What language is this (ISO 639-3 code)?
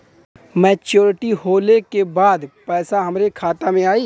bho